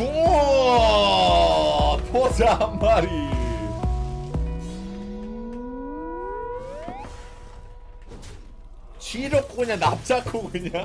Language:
Korean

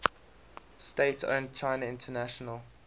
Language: English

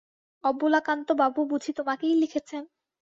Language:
Bangla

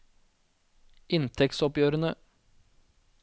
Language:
Norwegian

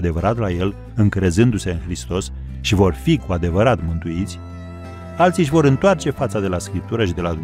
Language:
Romanian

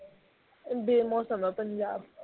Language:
Punjabi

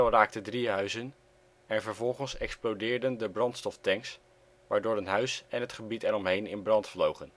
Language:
Dutch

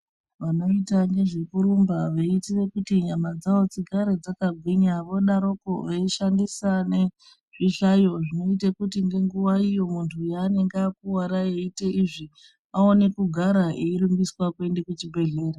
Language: Ndau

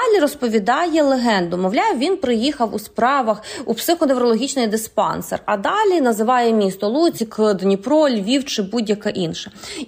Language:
Ukrainian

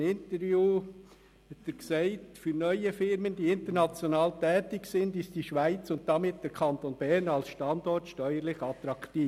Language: Swiss German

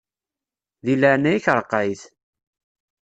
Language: Kabyle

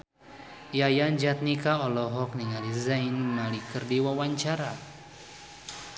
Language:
Sundanese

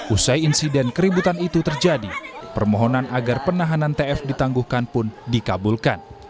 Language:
Indonesian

